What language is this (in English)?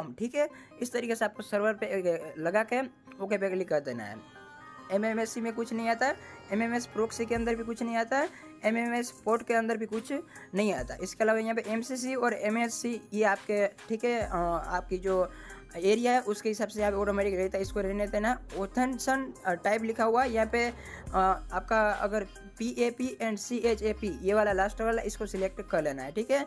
Hindi